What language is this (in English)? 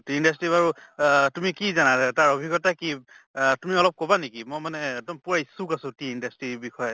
Assamese